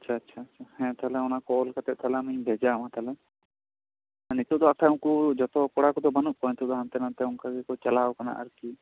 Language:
Santali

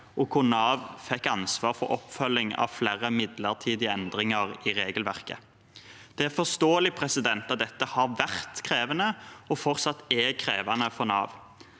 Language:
Norwegian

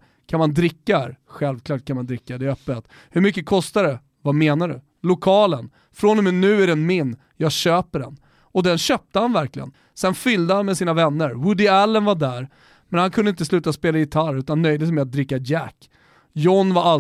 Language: Swedish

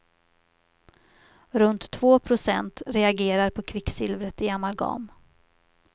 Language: Swedish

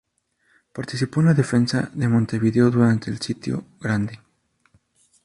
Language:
Spanish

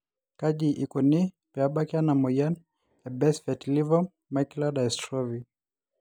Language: Masai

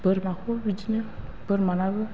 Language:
Bodo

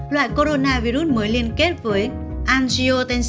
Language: Vietnamese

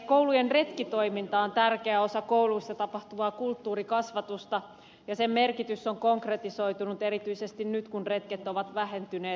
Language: Finnish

